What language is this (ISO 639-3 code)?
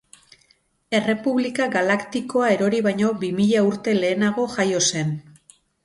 eus